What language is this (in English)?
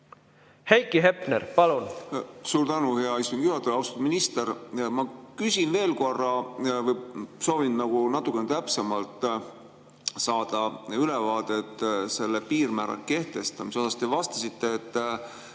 Estonian